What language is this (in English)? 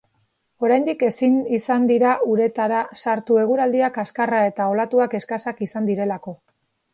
Basque